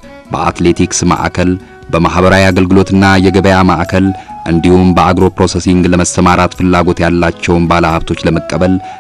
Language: Arabic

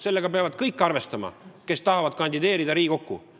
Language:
Estonian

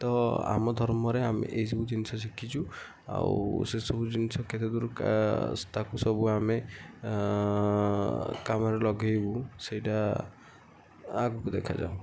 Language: Odia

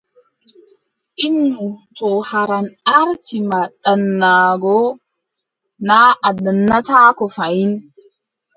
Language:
Adamawa Fulfulde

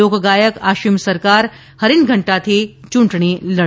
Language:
Gujarati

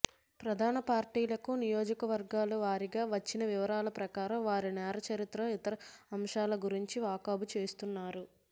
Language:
Telugu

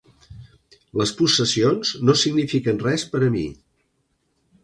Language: Catalan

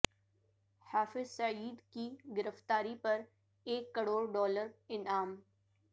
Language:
Urdu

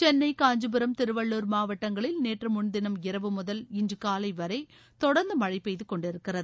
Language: Tamil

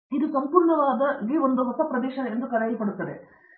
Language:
Kannada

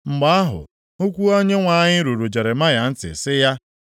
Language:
Igbo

